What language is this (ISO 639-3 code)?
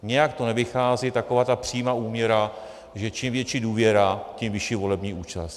ces